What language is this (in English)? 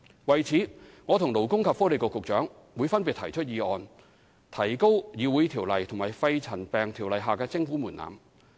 Cantonese